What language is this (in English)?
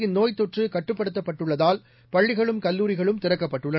Tamil